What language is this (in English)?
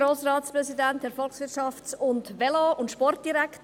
Swiss German